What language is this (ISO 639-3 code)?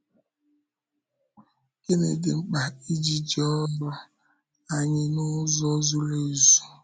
ibo